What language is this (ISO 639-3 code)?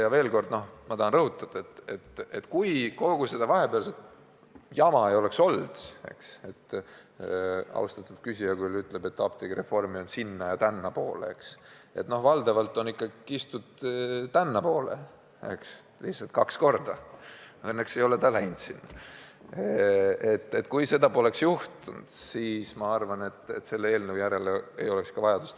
est